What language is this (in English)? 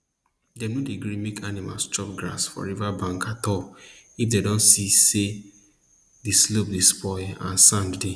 Nigerian Pidgin